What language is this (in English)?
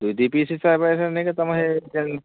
Odia